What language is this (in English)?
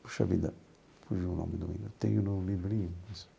Portuguese